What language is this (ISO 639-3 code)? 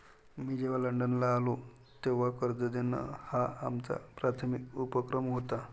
mar